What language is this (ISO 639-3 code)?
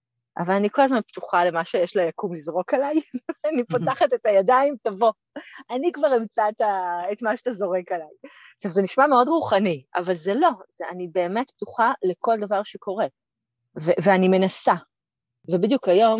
heb